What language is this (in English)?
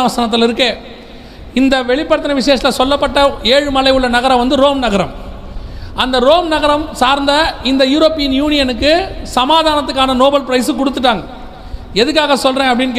Tamil